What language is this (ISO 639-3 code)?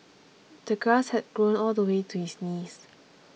eng